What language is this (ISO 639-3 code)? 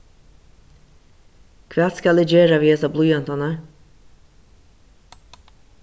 fao